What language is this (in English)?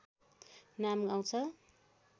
Nepali